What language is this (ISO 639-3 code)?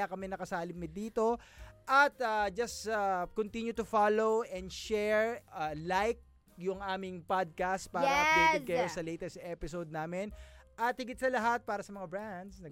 fil